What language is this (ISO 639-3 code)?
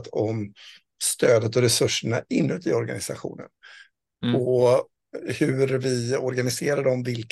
swe